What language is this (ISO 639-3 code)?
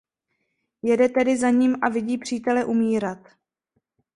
ces